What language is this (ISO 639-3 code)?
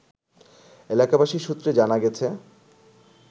ben